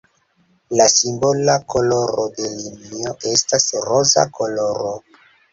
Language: Esperanto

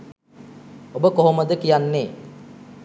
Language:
Sinhala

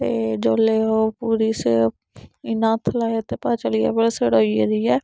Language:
Dogri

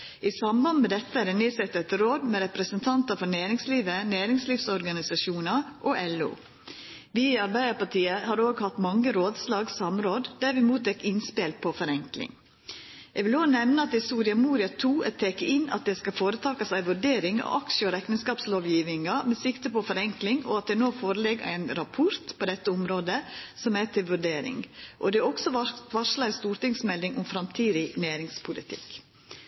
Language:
Norwegian Nynorsk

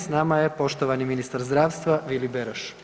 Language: Croatian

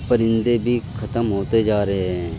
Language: Urdu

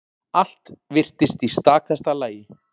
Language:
Icelandic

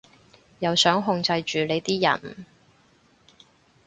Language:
Cantonese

